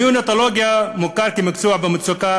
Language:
Hebrew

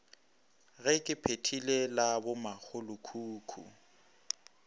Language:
Northern Sotho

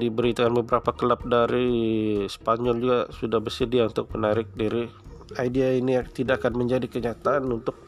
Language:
Malay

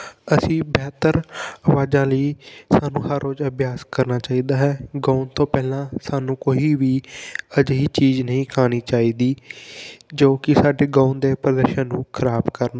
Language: Punjabi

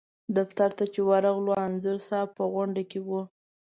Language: Pashto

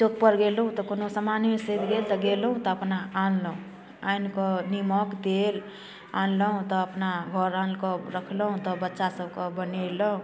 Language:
Maithili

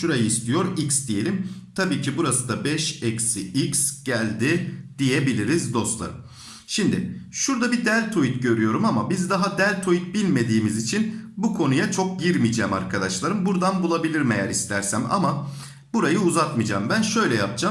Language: Turkish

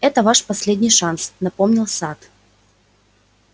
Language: Russian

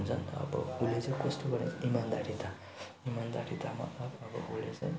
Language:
Nepali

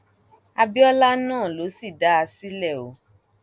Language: Yoruba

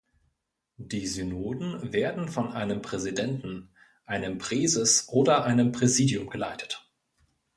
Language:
German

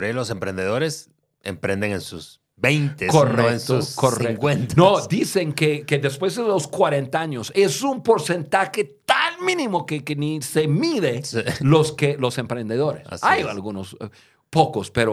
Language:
Spanish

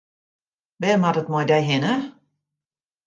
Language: Western Frisian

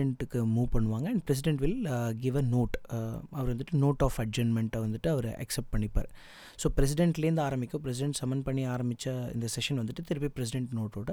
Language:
Tamil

